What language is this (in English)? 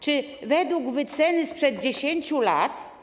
Polish